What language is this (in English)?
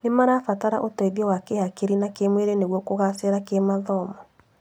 Kikuyu